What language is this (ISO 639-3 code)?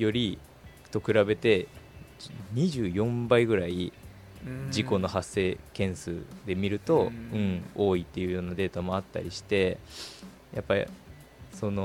jpn